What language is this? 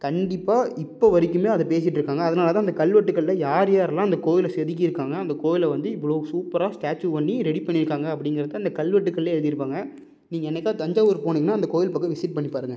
Tamil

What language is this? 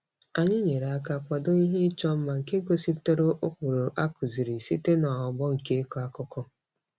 Igbo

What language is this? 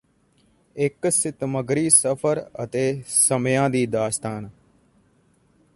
Punjabi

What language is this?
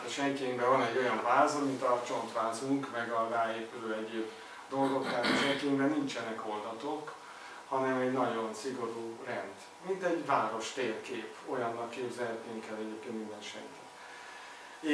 Hungarian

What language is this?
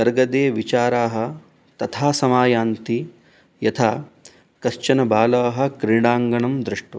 Sanskrit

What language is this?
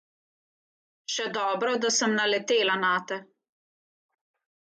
Slovenian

